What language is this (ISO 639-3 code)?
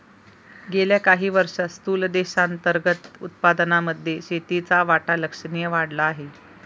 mar